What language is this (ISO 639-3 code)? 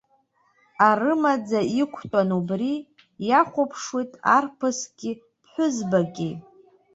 abk